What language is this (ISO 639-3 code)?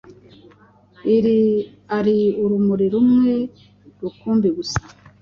kin